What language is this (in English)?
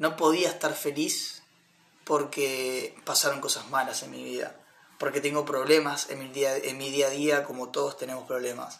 Spanish